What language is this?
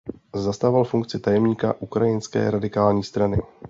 Czech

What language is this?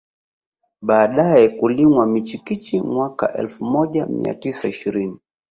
Swahili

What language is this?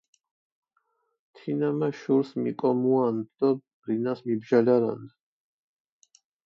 Mingrelian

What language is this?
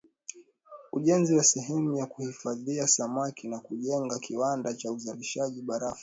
Swahili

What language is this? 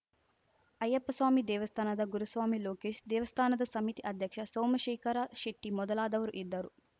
Kannada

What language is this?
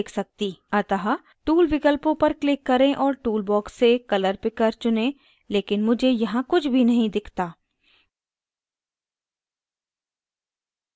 Hindi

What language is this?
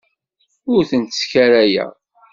Kabyle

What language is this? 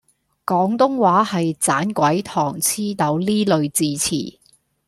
Cantonese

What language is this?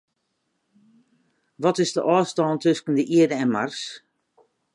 Western Frisian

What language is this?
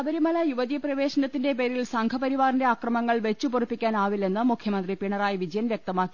Malayalam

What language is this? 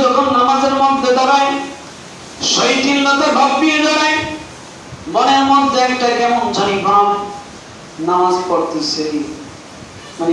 Bangla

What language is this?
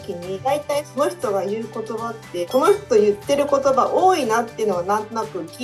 Japanese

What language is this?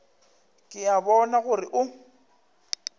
Northern Sotho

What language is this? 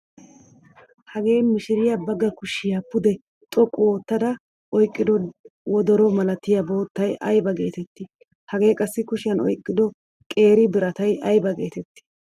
Wolaytta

